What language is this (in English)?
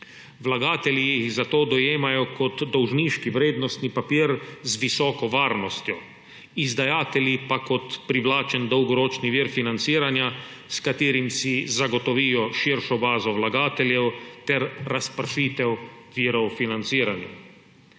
Slovenian